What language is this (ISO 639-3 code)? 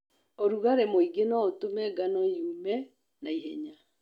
kik